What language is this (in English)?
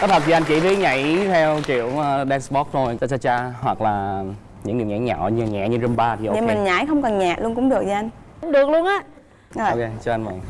Vietnamese